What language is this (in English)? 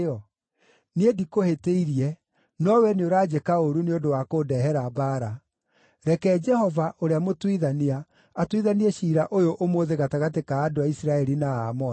Kikuyu